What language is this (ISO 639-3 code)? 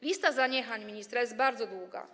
pol